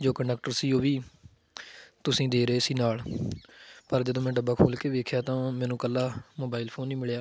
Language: Punjabi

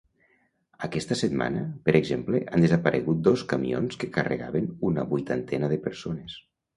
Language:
Catalan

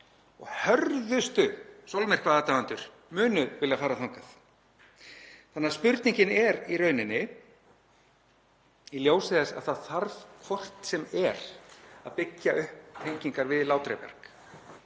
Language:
Icelandic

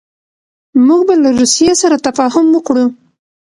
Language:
Pashto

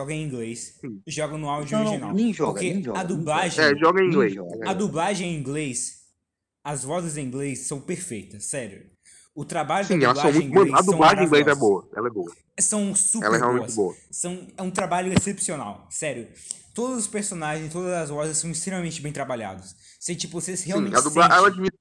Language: Portuguese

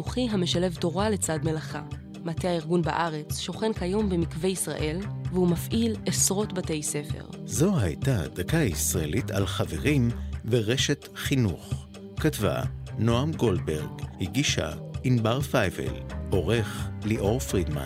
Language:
Hebrew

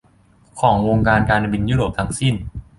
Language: Thai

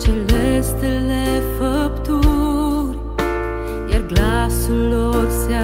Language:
Romanian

